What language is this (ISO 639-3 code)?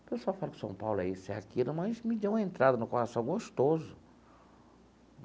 por